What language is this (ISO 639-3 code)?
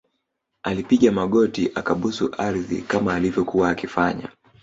swa